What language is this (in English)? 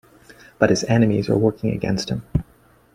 English